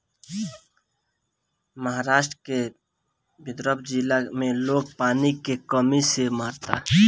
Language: Bhojpuri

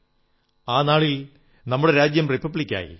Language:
Malayalam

